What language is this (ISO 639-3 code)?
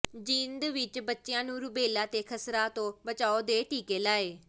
pan